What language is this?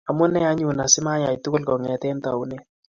Kalenjin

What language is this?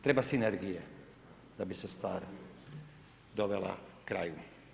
Croatian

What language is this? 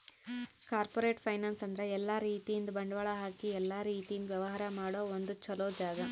Kannada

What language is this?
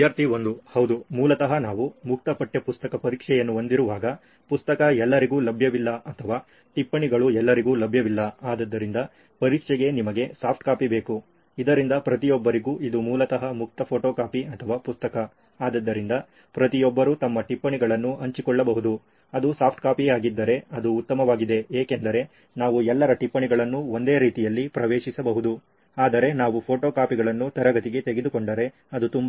Kannada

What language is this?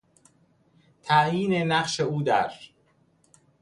Persian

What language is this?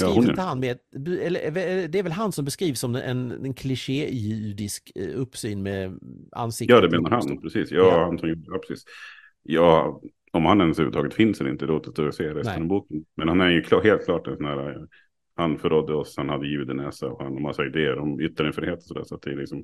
Swedish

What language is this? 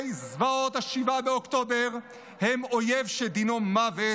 Hebrew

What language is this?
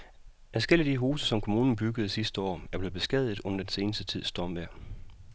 Danish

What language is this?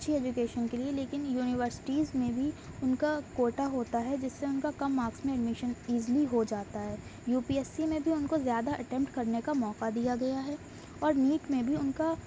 Urdu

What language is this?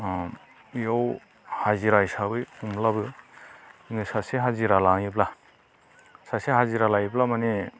Bodo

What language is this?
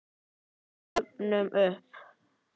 Icelandic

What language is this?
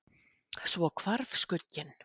Icelandic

